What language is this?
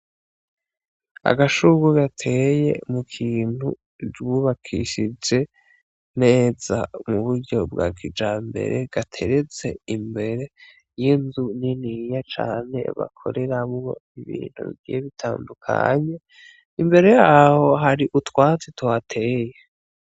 Rundi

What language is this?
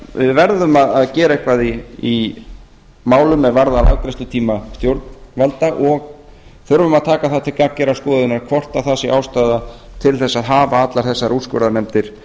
Icelandic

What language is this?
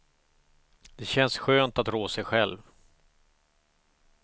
Swedish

